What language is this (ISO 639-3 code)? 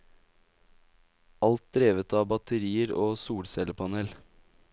nor